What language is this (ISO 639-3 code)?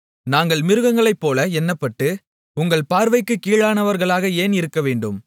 tam